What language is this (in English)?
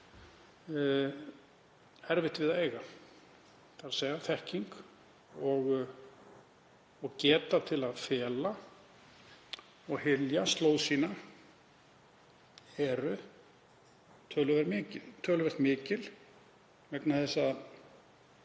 Icelandic